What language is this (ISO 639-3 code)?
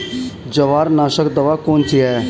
hin